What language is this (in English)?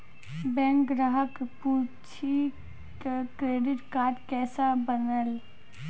Maithili